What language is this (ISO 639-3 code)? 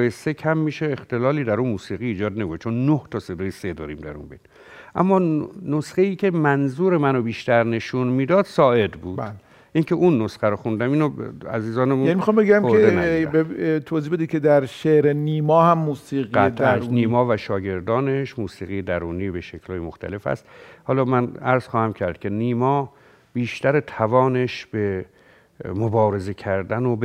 fas